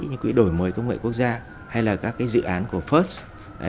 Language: Vietnamese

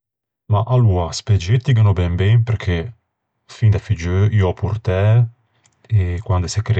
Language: Ligurian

